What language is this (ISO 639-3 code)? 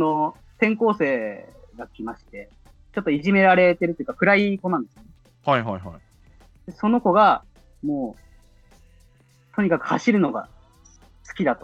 jpn